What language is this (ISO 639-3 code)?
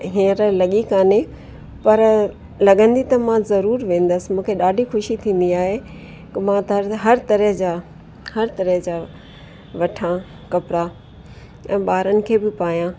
snd